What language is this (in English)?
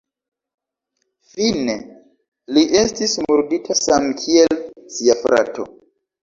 Esperanto